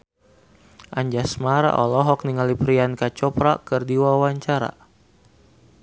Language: Sundanese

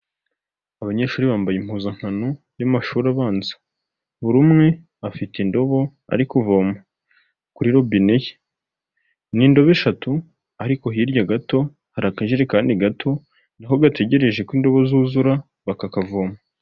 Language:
Kinyarwanda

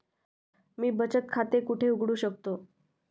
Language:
Marathi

